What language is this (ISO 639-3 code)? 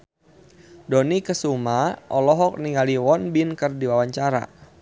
sun